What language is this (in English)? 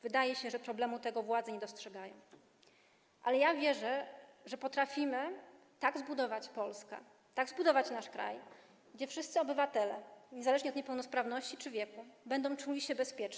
Polish